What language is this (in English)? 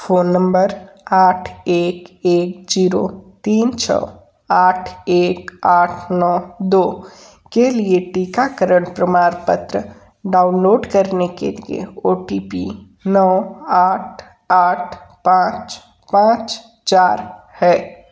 Hindi